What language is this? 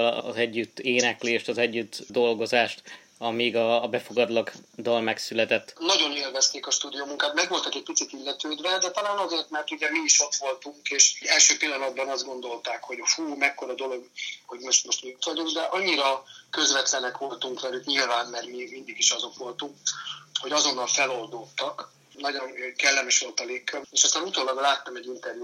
Hungarian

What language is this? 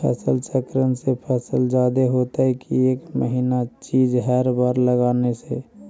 Magahi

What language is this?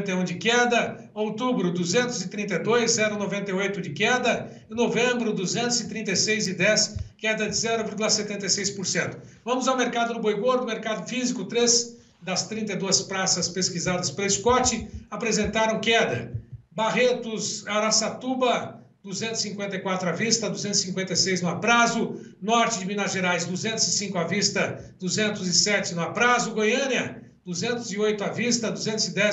Portuguese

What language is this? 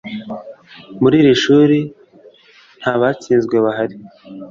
Kinyarwanda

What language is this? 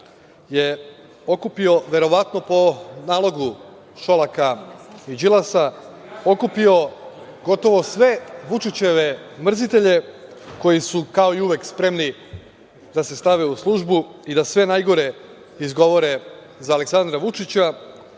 Serbian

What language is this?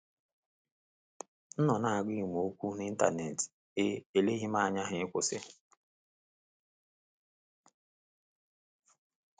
Igbo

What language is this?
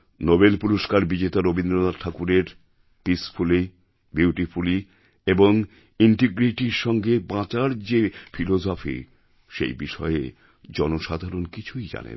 Bangla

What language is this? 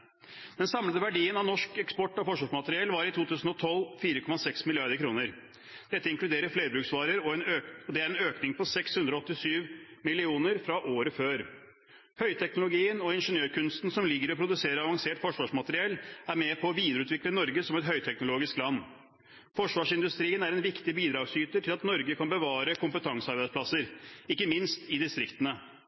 Norwegian Bokmål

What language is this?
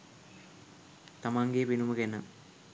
Sinhala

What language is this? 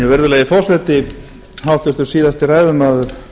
Icelandic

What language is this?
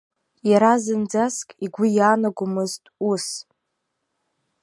Abkhazian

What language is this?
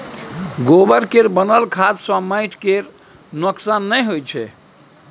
Maithili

